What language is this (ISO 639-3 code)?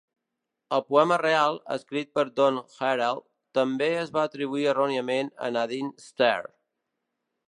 cat